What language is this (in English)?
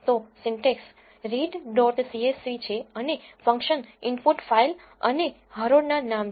Gujarati